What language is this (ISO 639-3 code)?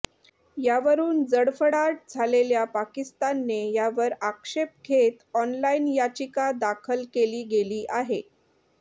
mar